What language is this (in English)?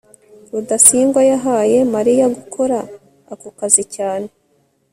Kinyarwanda